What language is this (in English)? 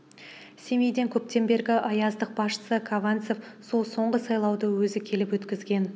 Kazakh